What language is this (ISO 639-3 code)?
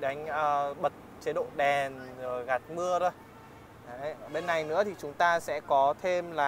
vie